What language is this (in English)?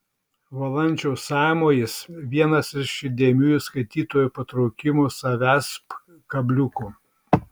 Lithuanian